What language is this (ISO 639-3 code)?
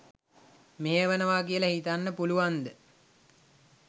sin